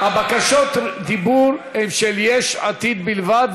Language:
Hebrew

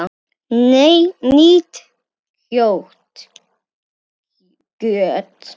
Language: Icelandic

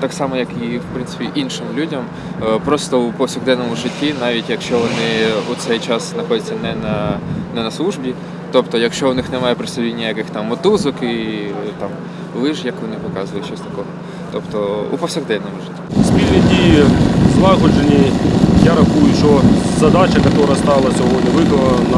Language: Ukrainian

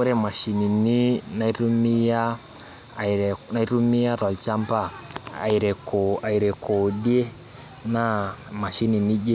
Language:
Masai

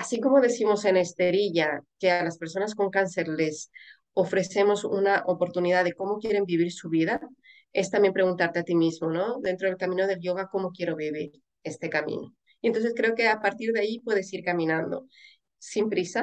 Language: Spanish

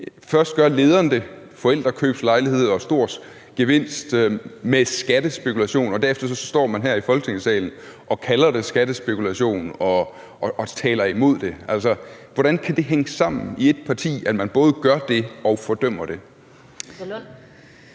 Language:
Danish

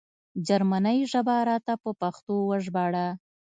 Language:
Pashto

